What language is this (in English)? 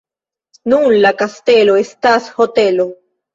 Esperanto